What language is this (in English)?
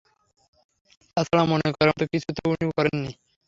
Bangla